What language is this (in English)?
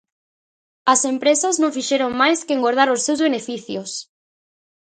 Galician